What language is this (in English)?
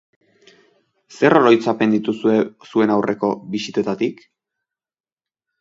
Basque